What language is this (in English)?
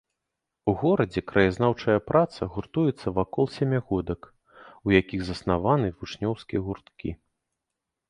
Belarusian